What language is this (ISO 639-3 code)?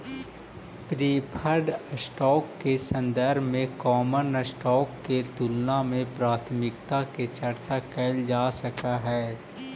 mag